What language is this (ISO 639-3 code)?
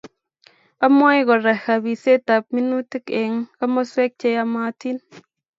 kln